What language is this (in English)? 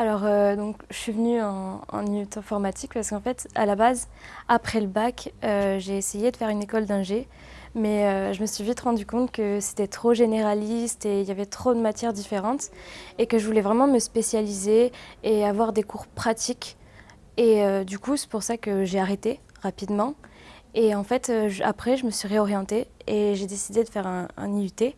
French